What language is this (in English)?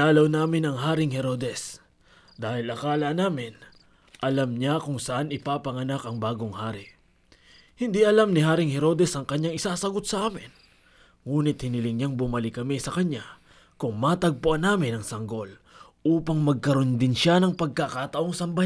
Filipino